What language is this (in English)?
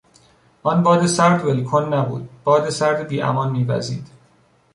Persian